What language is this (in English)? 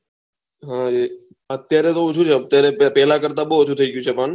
Gujarati